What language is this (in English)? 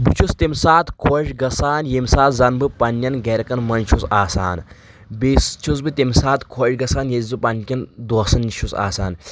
Kashmiri